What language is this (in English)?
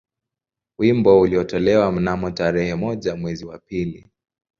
Swahili